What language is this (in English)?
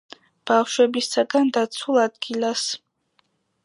Georgian